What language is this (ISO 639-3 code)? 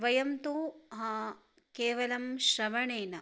san